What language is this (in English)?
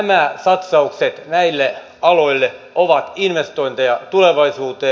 Finnish